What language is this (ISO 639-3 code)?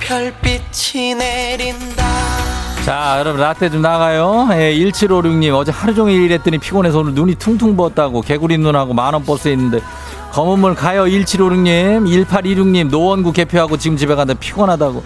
kor